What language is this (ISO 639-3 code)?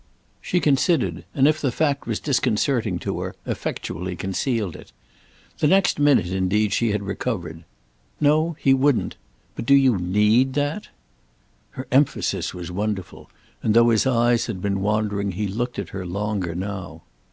eng